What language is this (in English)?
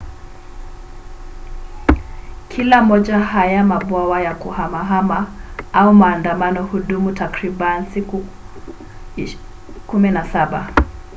Swahili